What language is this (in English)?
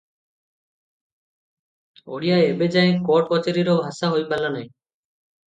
Odia